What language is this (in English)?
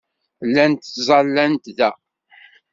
Kabyle